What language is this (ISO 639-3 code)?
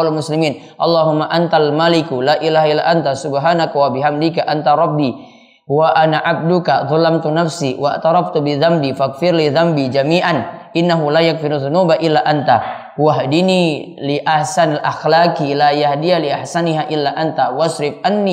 ind